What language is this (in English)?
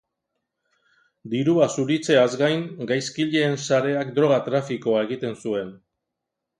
Basque